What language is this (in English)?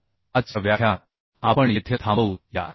Marathi